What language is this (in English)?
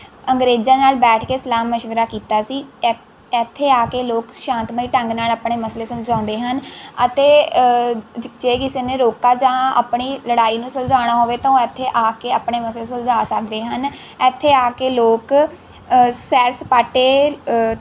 Punjabi